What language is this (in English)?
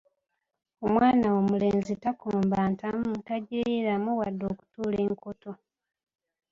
Ganda